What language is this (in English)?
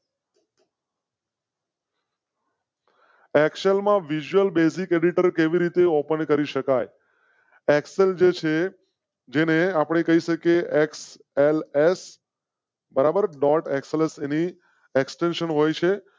Gujarati